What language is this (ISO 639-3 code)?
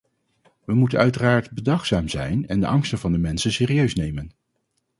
nld